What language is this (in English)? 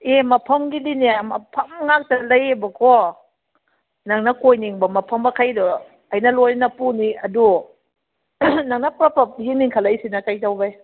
Manipuri